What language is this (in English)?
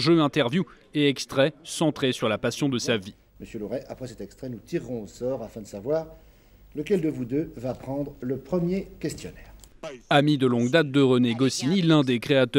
French